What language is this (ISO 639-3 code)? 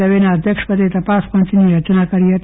guj